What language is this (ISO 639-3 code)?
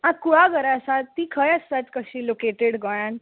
kok